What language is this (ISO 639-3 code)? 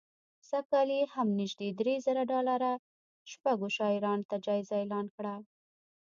pus